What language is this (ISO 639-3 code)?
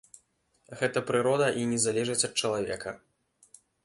bel